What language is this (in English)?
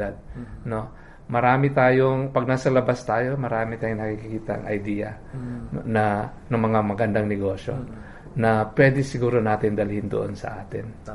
Filipino